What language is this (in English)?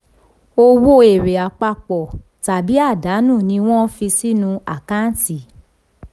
Yoruba